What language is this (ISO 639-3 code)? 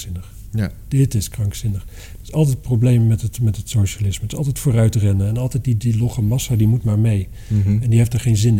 nld